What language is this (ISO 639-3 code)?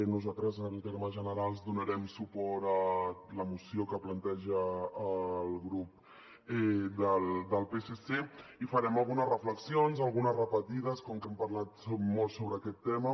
cat